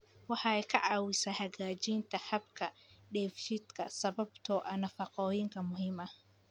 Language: Somali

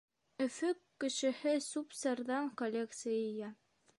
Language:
Bashkir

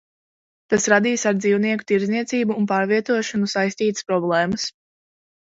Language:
Latvian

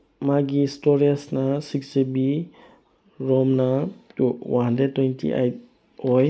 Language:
Manipuri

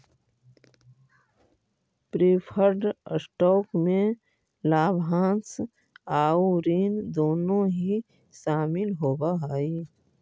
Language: Magahi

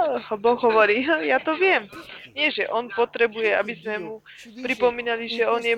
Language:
Slovak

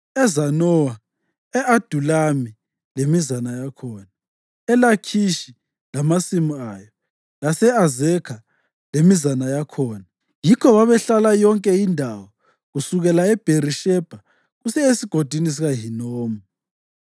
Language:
North Ndebele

